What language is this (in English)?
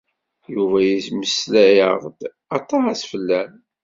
Kabyle